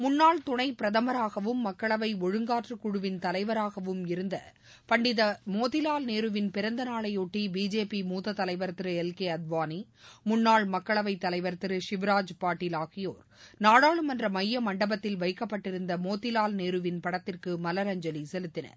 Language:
Tamil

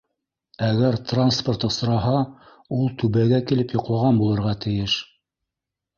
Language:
Bashkir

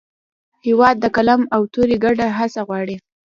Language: Pashto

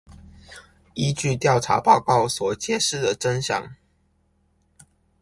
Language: Chinese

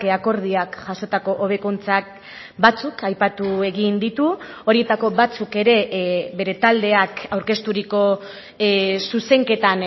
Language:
Basque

